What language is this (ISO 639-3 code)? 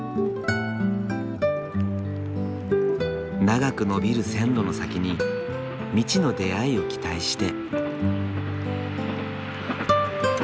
jpn